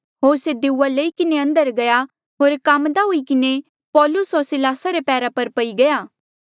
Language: Mandeali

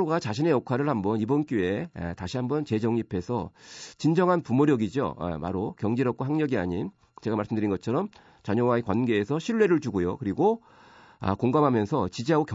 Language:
Korean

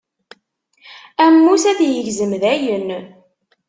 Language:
Kabyle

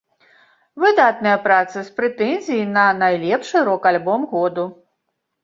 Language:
Belarusian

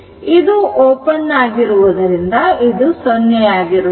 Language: Kannada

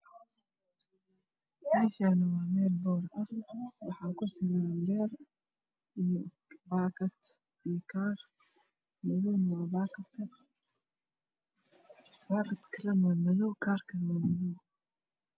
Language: Somali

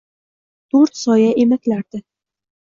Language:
Uzbek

